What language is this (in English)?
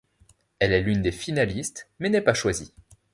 French